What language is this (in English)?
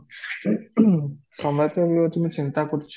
Odia